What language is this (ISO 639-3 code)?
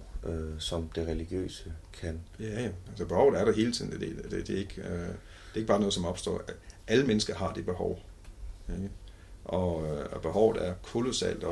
dan